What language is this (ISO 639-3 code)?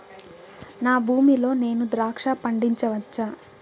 tel